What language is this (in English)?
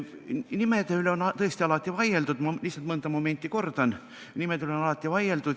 Estonian